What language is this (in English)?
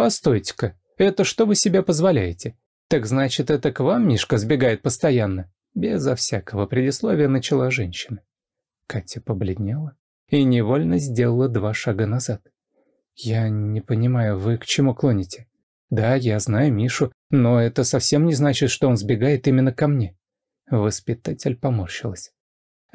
Russian